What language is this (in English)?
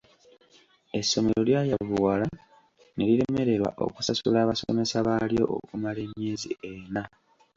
Ganda